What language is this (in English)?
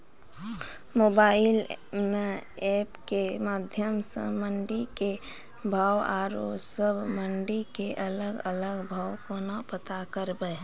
Maithili